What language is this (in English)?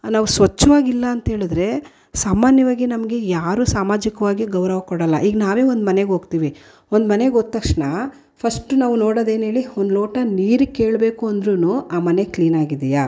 Kannada